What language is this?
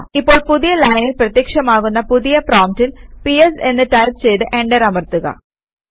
Malayalam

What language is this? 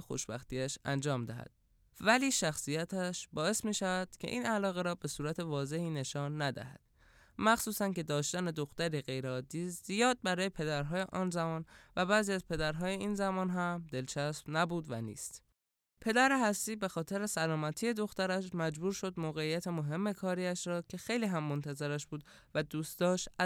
Persian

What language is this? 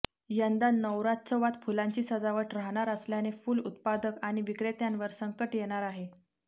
Marathi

